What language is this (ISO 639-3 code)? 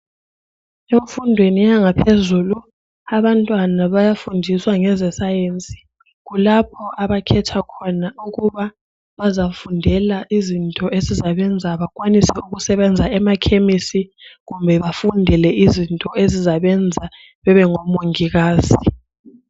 nde